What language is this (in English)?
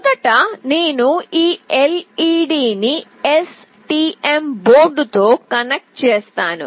Telugu